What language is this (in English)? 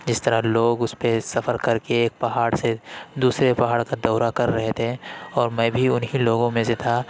Urdu